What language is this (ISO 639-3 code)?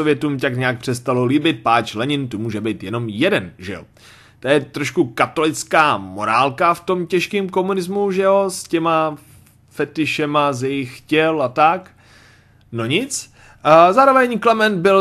ces